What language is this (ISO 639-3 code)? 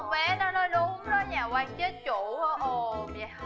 vie